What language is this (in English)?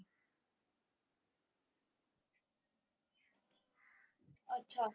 Punjabi